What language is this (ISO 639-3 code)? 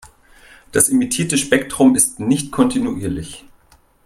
deu